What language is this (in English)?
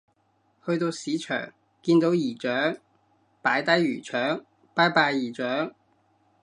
Cantonese